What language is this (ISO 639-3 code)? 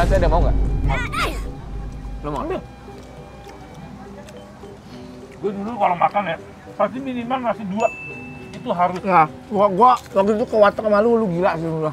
ind